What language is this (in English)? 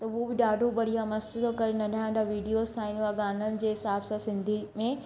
Sindhi